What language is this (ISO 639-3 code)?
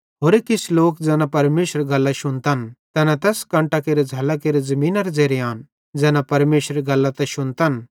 bhd